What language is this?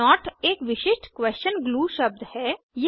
Hindi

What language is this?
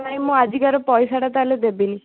Odia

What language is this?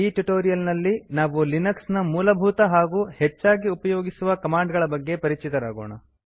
Kannada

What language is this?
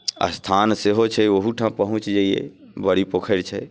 Maithili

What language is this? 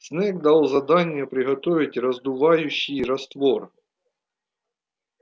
Russian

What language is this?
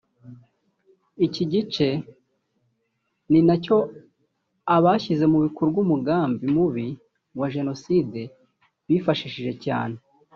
Kinyarwanda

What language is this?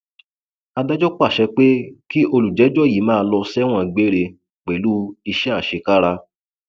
Yoruba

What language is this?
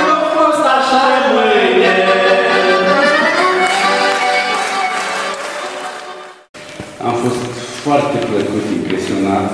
Romanian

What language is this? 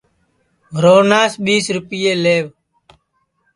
Sansi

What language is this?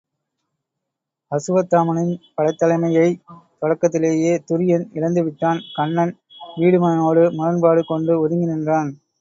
Tamil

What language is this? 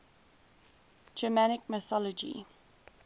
English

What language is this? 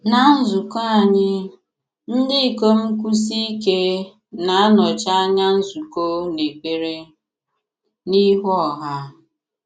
Igbo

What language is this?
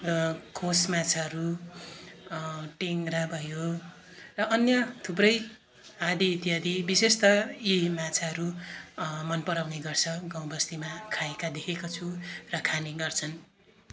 Nepali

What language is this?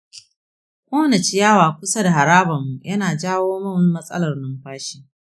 Hausa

